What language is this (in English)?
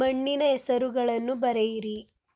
Kannada